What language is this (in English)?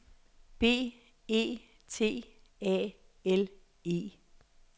Danish